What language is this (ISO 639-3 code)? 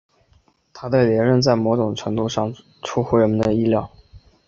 zho